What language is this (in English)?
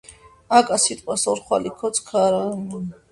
Georgian